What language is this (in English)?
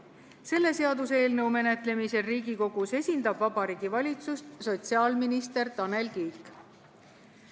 Estonian